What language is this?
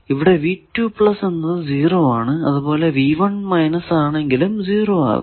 Malayalam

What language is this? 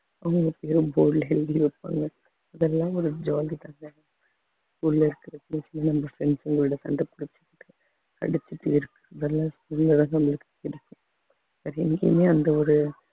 Tamil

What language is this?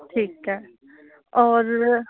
Punjabi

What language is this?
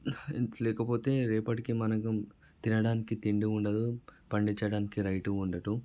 Telugu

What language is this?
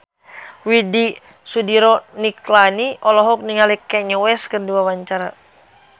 Sundanese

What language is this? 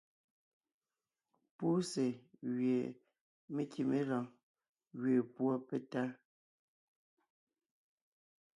Ngiemboon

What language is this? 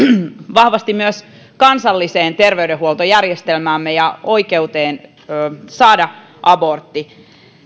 Finnish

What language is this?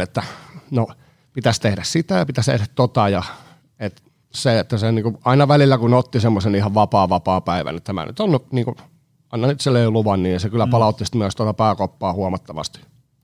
Finnish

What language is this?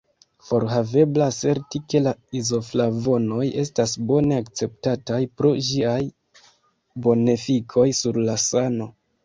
Esperanto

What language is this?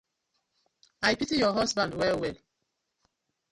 Nigerian Pidgin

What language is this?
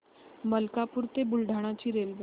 Marathi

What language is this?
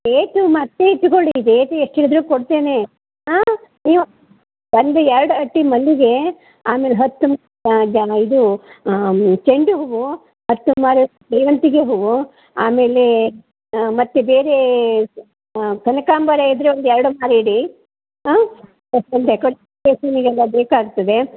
Kannada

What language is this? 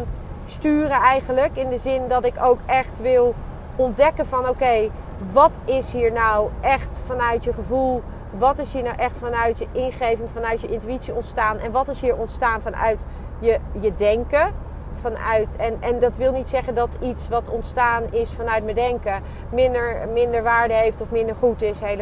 Dutch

